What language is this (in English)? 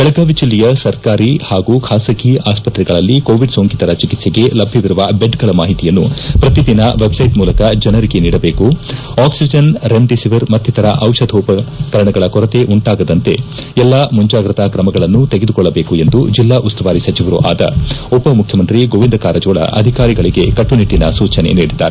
Kannada